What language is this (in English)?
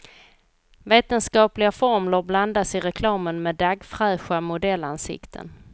Swedish